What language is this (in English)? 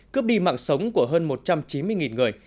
Vietnamese